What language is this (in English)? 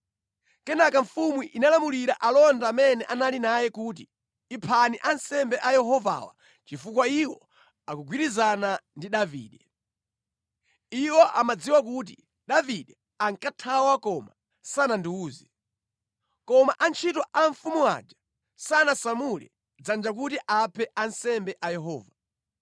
Nyanja